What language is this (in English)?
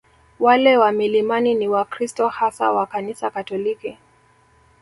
Swahili